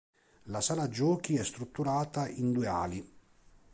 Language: Italian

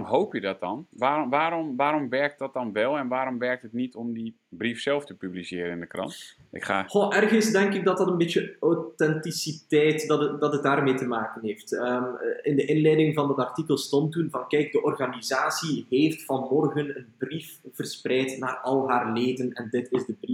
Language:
Dutch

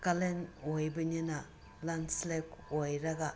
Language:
Manipuri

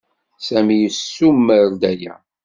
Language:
Kabyle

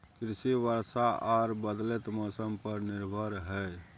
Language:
Maithili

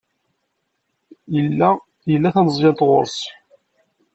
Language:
Kabyle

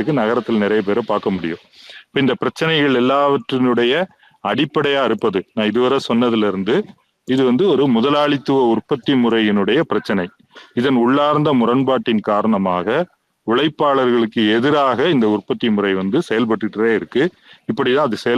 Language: Tamil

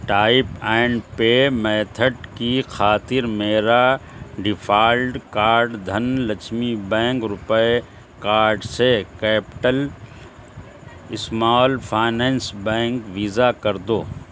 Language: Urdu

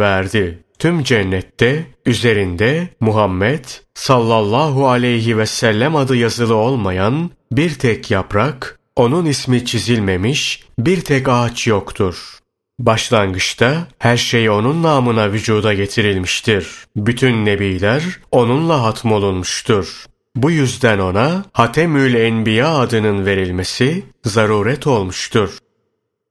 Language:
Turkish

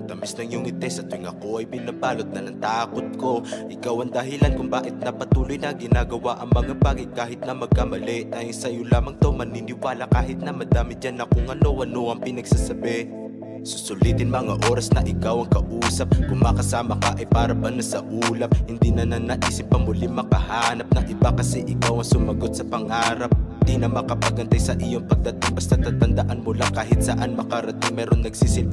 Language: Filipino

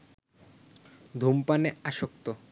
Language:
Bangla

